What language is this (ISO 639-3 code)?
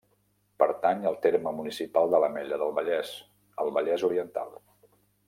cat